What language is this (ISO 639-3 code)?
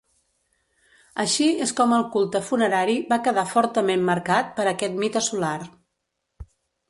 cat